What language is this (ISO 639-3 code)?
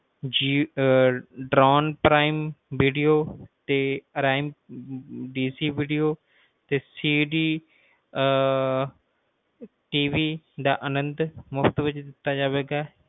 pan